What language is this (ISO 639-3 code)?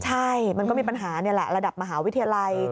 tha